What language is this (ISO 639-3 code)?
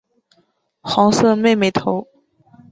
zho